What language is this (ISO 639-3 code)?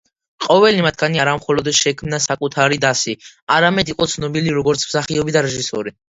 kat